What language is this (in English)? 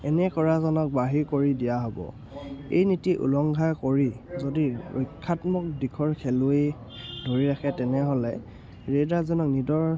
Assamese